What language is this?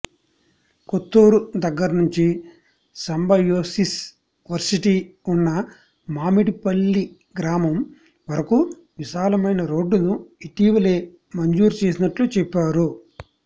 Telugu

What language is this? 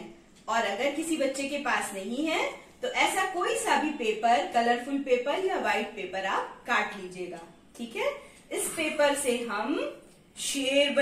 Hindi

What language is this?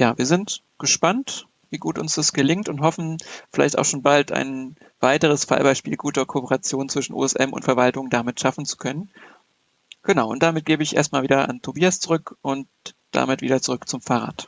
German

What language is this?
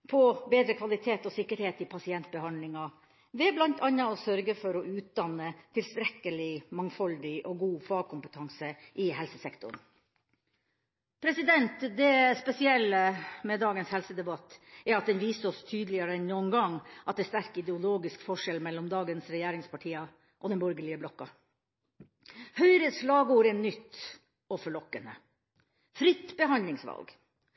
Norwegian Bokmål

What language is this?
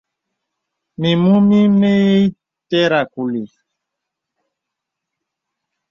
Bebele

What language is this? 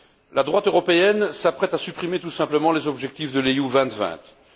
French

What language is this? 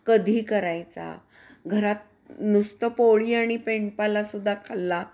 Marathi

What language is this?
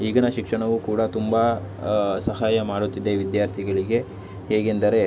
Kannada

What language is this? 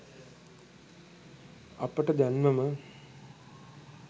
Sinhala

